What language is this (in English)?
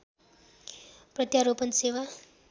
Nepali